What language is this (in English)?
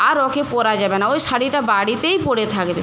Bangla